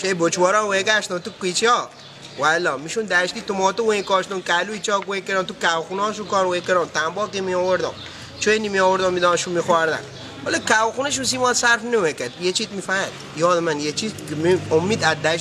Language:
Persian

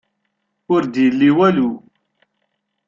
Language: Kabyle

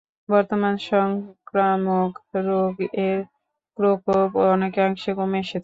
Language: Bangla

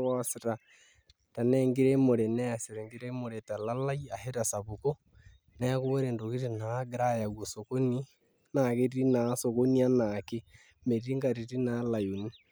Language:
Masai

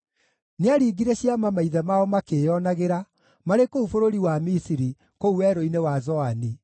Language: Kikuyu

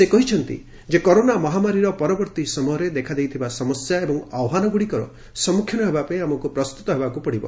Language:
Odia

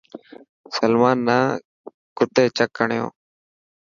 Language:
Dhatki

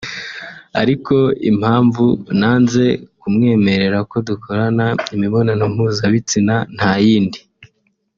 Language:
Kinyarwanda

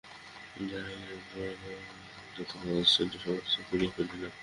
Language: Bangla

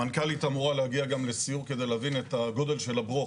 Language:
Hebrew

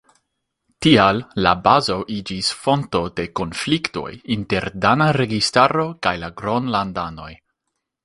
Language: Esperanto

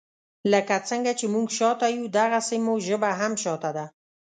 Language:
Pashto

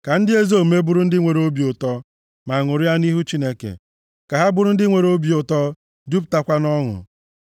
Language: Igbo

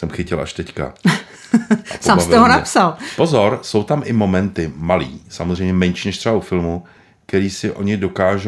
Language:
Czech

